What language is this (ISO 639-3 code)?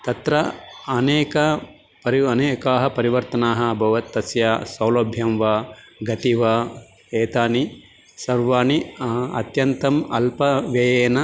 san